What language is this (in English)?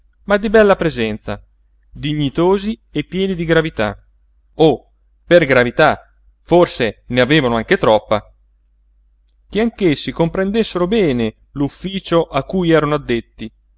Italian